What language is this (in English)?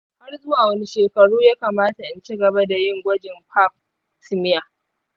Hausa